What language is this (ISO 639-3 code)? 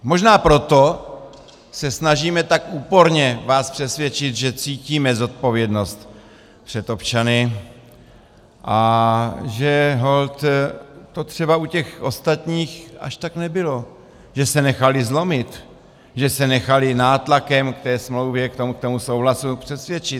ces